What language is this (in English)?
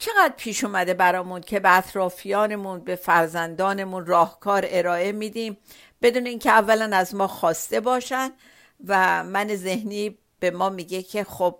Persian